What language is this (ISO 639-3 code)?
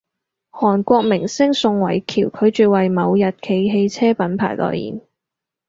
yue